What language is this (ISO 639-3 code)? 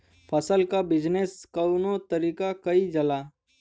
bho